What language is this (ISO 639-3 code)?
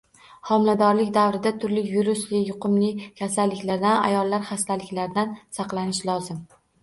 uzb